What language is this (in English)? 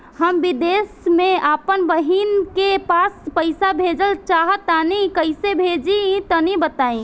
Bhojpuri